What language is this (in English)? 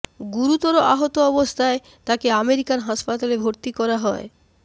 Bangla